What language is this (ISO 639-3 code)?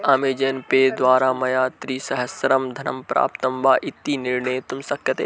san